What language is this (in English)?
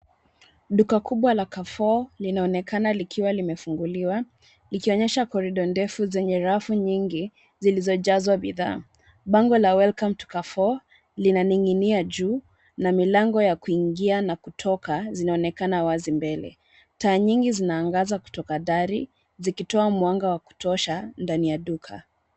Swahili